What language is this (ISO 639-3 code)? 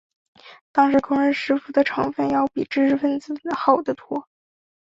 zho